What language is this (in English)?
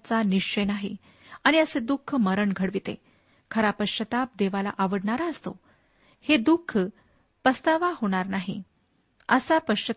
Marathi